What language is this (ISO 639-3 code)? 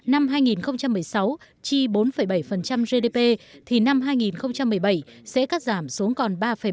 vie